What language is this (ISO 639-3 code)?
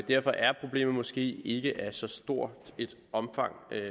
dan